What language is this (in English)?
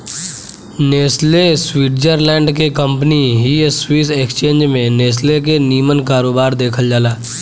Bhojpuri